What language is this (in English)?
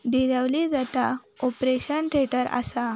Konkani